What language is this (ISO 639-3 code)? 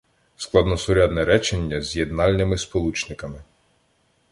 ukr